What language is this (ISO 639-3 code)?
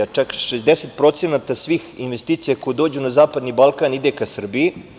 srp